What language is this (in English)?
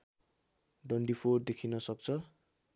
Nepali